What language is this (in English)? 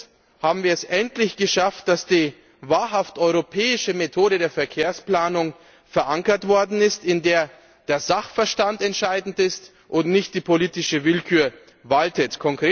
German